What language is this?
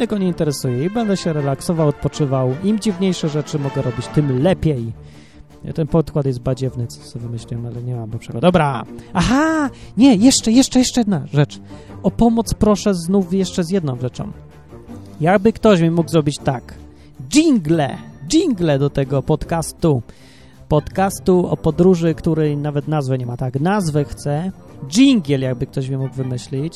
Polish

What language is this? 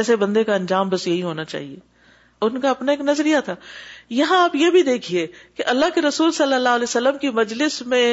Urdu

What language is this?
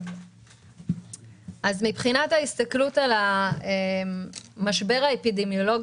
Hebrew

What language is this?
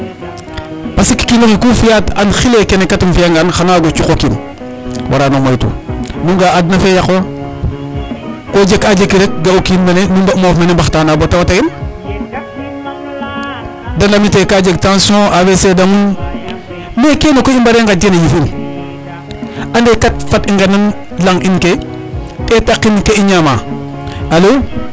Serer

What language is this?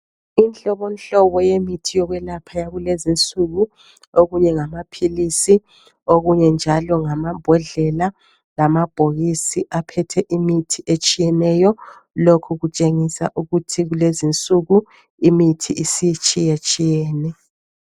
North Ndebele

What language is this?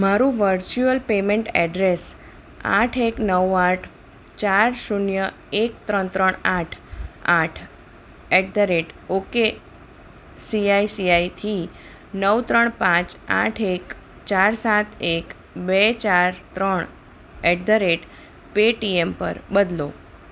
Gujarati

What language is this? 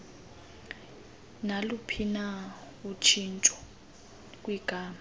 Xhosa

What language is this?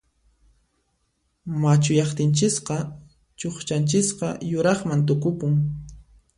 Puno Quechua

